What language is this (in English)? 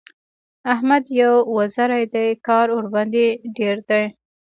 Pashto